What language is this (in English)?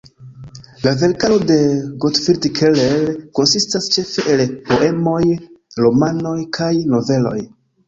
Esperanto